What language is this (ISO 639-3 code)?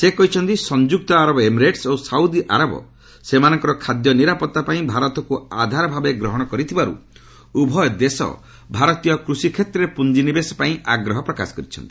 ori